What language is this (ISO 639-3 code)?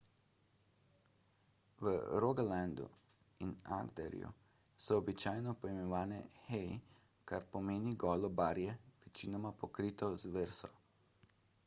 slv